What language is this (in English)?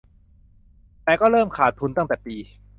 Thai